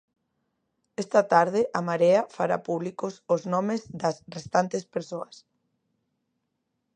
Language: Galician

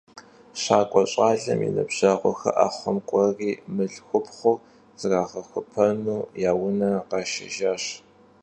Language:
Kabardian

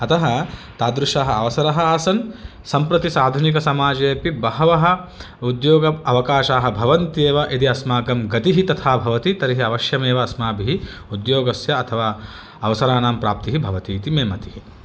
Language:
Sanskrit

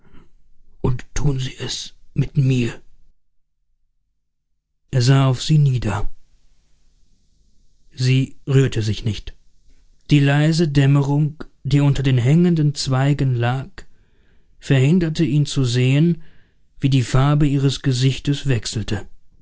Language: German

